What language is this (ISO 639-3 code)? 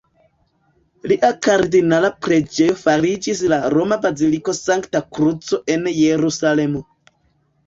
epo